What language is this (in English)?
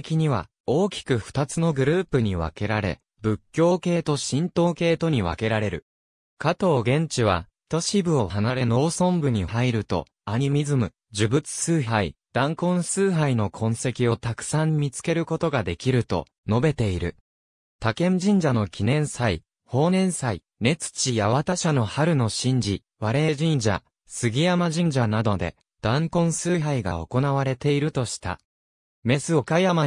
Japanese